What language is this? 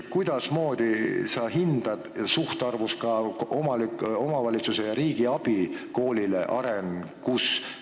Estonian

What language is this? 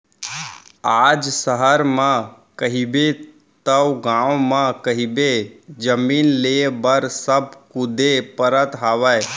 Chhattisgarhi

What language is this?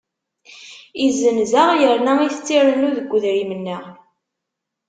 Kabyle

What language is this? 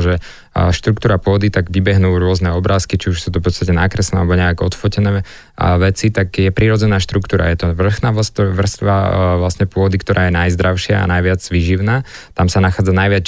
Slovak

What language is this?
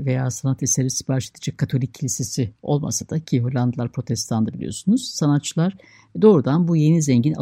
Turkish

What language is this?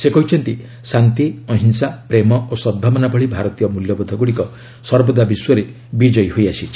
Odia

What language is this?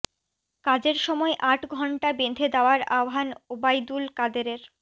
Bangla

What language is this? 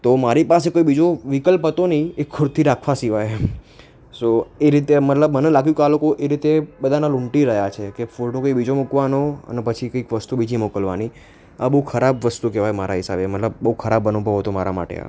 Gujarati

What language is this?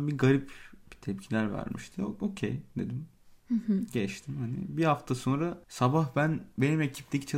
Turkish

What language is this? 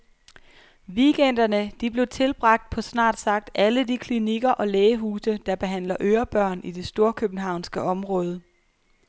Danish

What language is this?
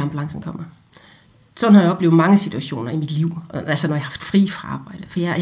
Danish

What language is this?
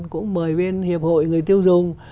Vietnamese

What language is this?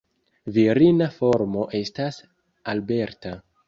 Esperanto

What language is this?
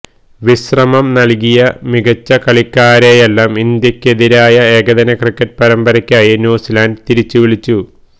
Malayalam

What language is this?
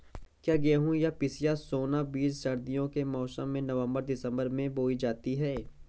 Hindi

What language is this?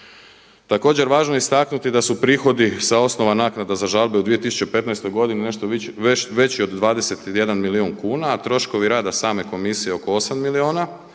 Croatian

